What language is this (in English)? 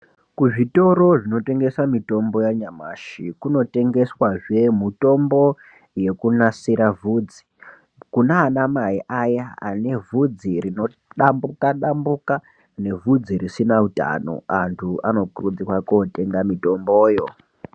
Ndau